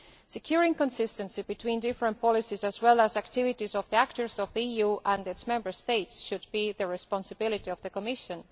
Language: English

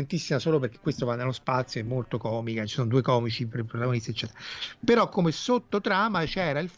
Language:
Italian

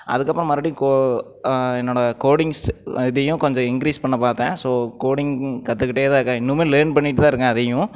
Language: Tamil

